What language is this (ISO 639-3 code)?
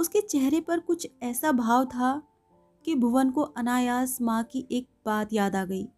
hin